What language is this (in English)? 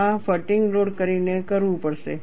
Gujarati